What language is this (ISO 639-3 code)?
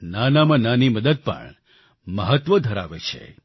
guj